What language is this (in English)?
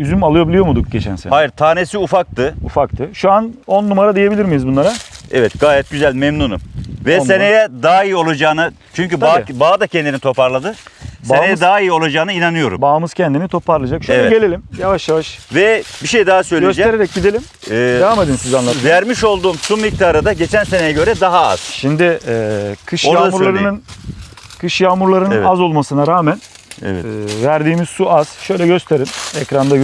Turkish